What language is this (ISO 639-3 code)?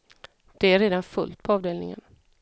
swe